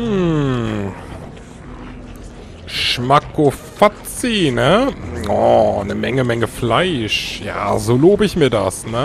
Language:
German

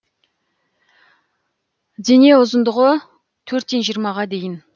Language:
Kazakh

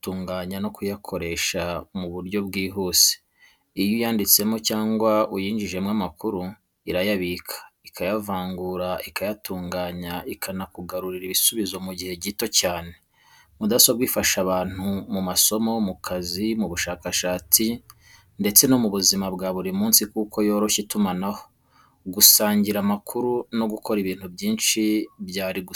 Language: Kinyarwanda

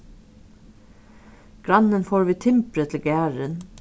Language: Faroese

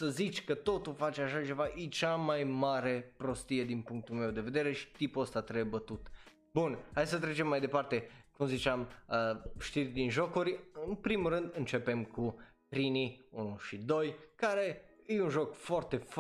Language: Romanian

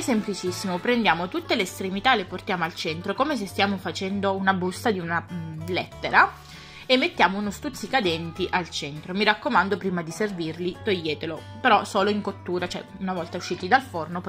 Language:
Italian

